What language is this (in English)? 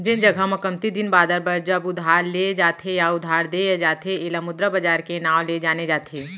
Chhattisgarhi